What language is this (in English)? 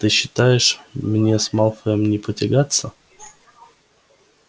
Russian